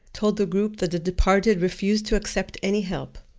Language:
English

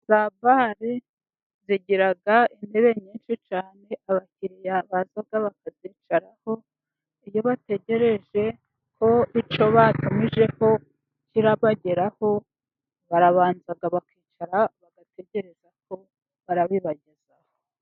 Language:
Kinyarwanda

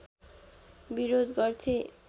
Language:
Nepali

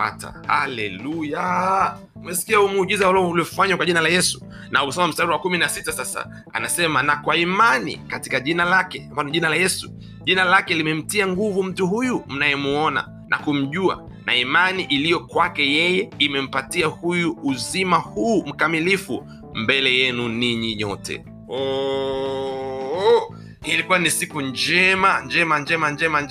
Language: Swahili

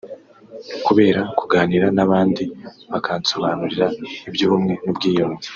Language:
Kinyarwanda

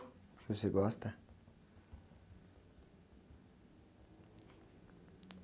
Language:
Portuguese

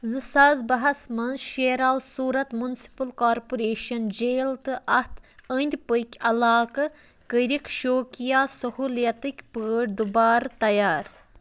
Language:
Kashmiri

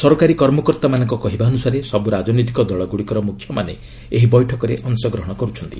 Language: Odia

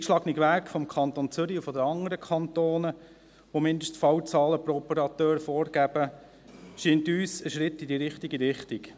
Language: Swiss German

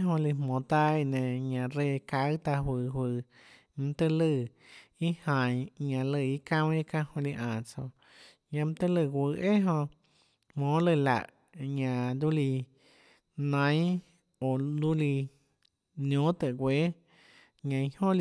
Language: Tlacoatzintepec Chinantec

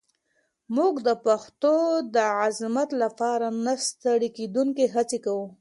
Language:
Pashto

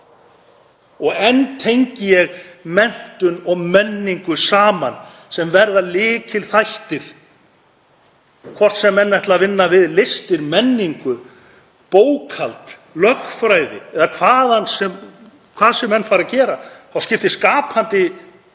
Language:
Icelandic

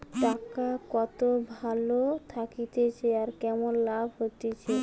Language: Bangla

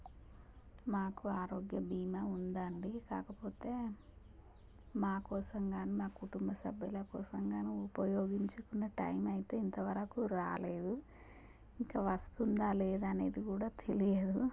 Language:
Telugu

